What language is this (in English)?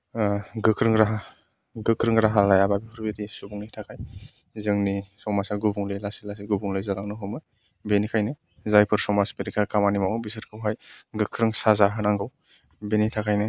Bodo